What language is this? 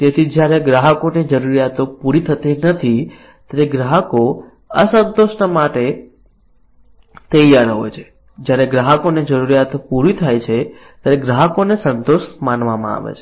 Gujarati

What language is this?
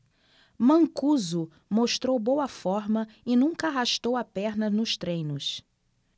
Portuguese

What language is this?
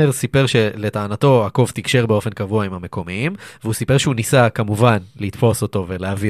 Hebrew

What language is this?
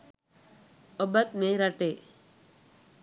Sinhala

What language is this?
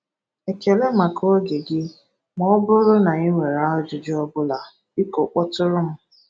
Igbo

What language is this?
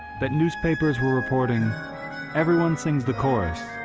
English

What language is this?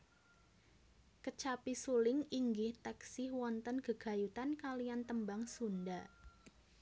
Javanese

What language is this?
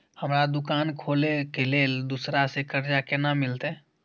Maithili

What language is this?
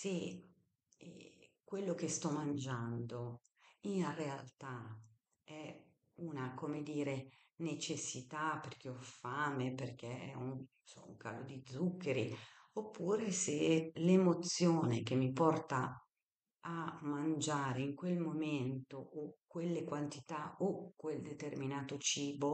Italian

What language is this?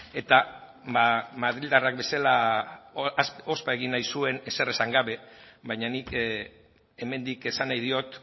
Basque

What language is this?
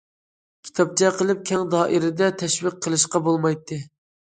Uyghur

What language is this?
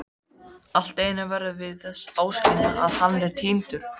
Icelandic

